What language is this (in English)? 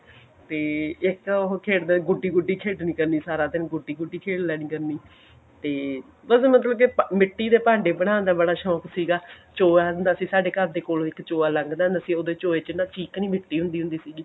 Punjabi